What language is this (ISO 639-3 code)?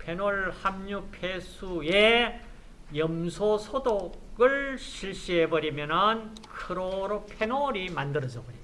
kor